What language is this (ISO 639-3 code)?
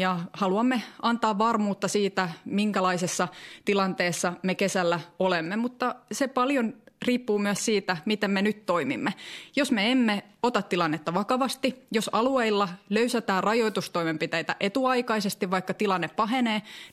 fin